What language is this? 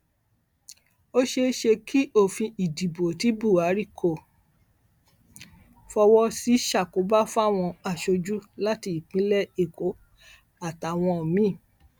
Yoruba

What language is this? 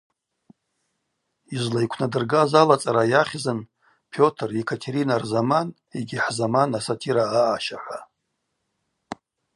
Abaza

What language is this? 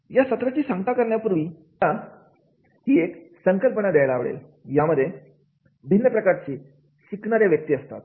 Marathi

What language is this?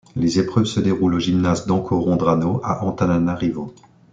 French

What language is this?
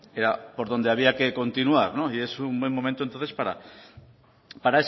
Spanish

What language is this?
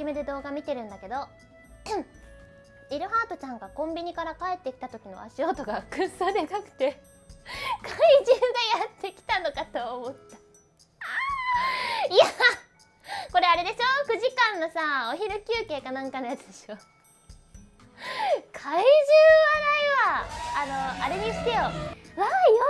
Japanese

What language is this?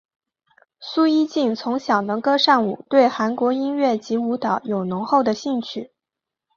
Chinese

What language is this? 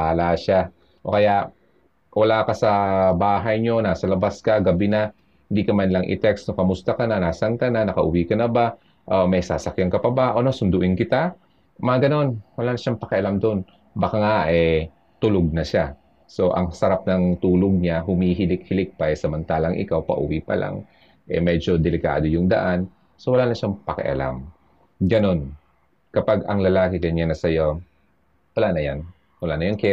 Filipino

